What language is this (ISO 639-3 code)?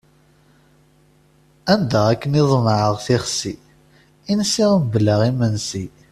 kab